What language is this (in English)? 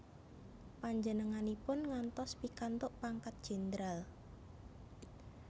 Javanese